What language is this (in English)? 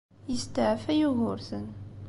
Kabyle